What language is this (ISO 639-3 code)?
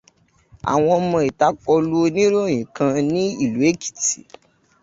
yor